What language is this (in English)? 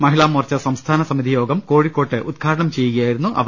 Malayalam